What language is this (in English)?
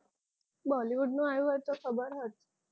Gujarati